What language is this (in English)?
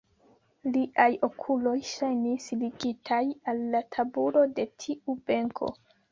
Esperanto